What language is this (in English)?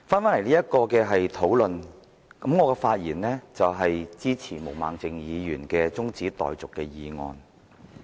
Cantonese